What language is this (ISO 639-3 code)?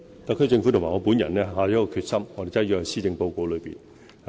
yue